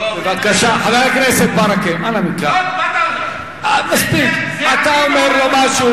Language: Hebrew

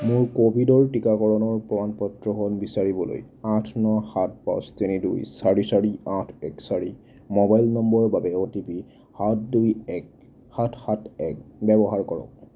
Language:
Assamese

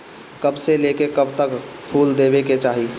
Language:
Bhojpuri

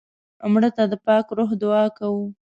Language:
Pashto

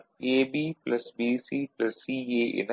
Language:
Tamil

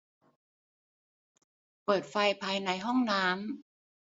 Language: Thai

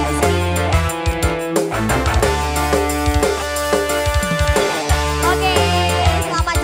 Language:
Indonesian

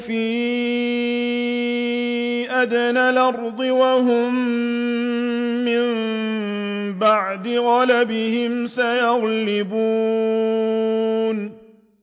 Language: Arabic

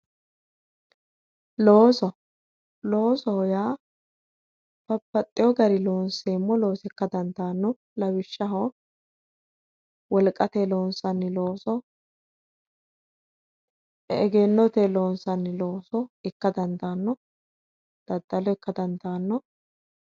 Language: Sidamo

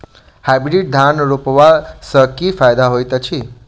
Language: Maithili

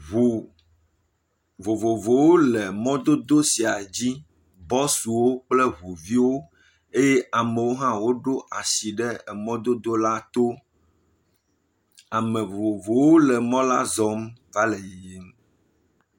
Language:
Ewe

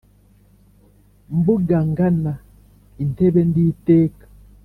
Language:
Kinyarwanda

